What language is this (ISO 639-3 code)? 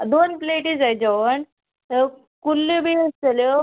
kok